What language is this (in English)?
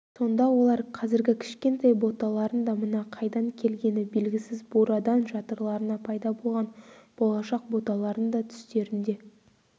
Kazakh